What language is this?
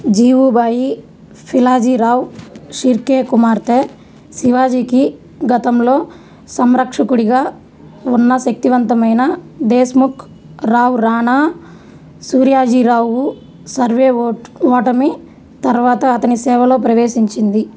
Telugu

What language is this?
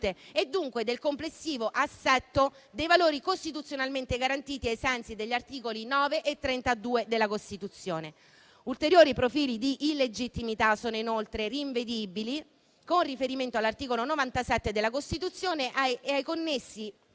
Italian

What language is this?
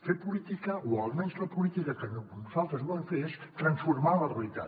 Catalan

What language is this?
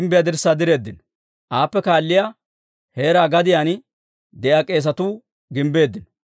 Dawro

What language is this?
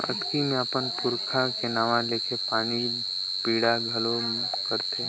Chhattisgarhi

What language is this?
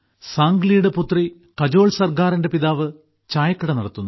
Malayalam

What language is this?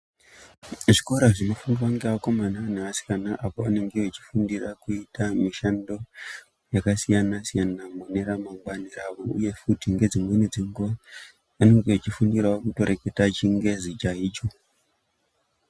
Ndau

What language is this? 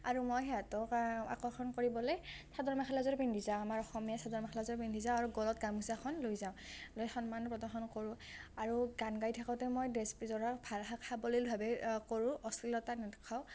Assamese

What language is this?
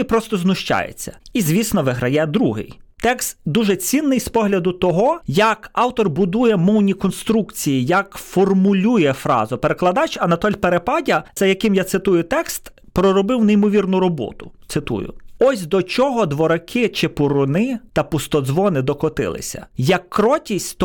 Ukrainian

